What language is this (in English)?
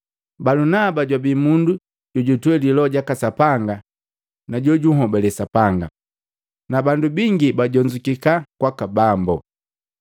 Matengo